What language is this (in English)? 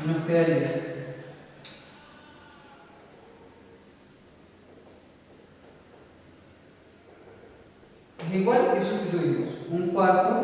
Spanish